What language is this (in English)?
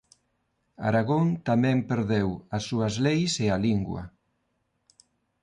Galician